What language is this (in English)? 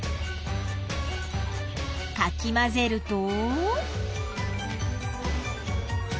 Japanese